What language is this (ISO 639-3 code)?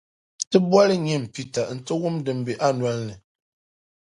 dag